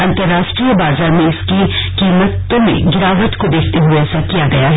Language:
Hindi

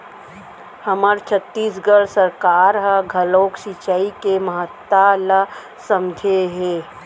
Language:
Chhattisgarhi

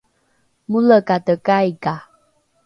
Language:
Rukai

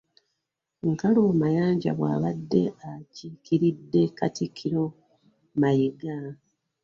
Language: Ganda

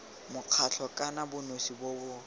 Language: Tswana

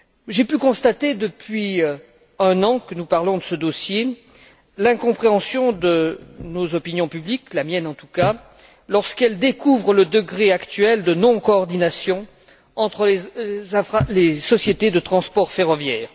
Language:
French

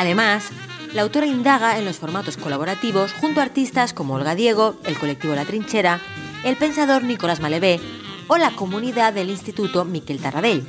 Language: Spanish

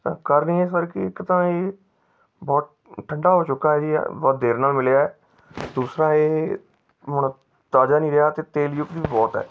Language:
Punjabi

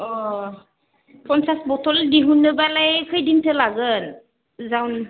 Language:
Bodo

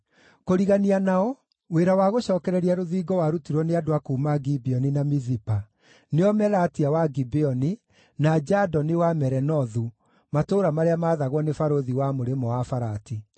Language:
Kikuyu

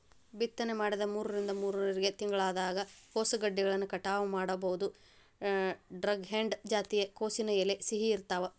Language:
Kannada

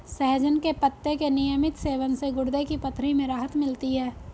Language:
Hindi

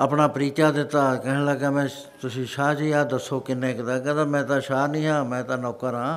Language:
Punjabi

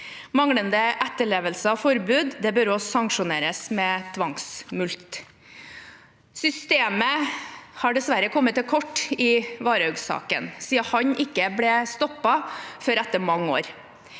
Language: Norwegian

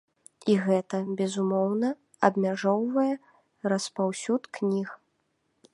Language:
Belarusian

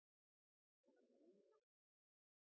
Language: Norwegian Nynorsk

